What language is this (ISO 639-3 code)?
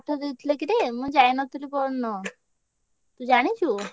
ori